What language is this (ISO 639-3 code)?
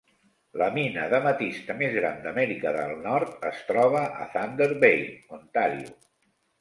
cat